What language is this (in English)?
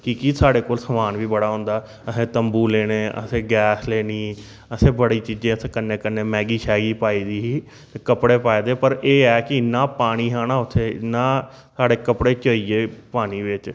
Dogri